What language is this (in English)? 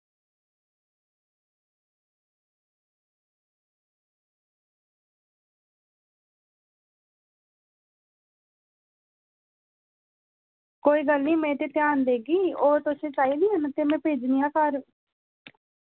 Dogri